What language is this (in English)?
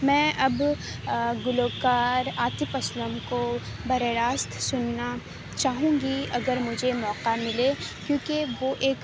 Urdu